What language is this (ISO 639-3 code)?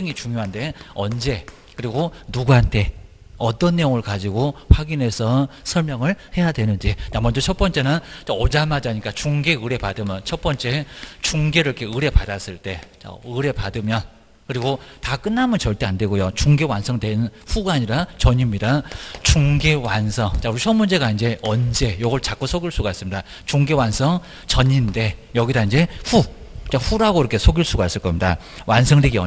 kor